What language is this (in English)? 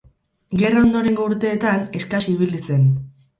Basque